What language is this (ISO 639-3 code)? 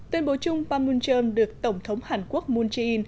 vie